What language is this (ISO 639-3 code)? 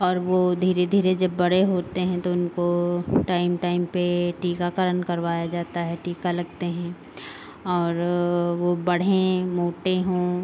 hin